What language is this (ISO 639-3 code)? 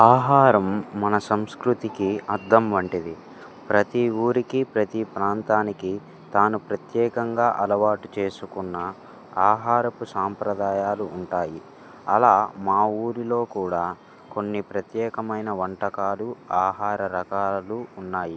tel